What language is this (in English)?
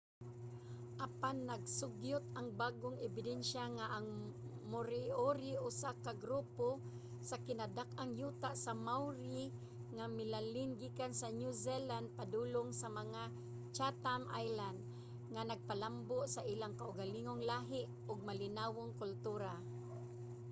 Cebuano